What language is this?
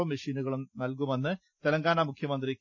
Malayalam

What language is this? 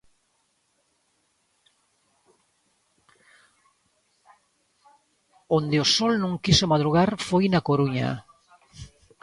Galician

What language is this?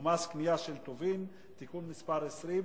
Hebrew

